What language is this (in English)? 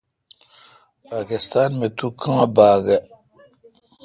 Kalkoti